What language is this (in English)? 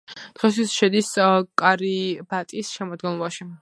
Georgian